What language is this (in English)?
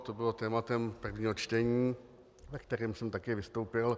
Czech